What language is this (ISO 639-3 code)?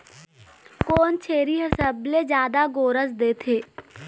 hne